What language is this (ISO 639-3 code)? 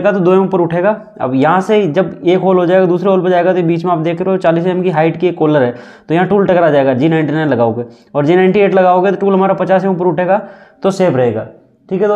hin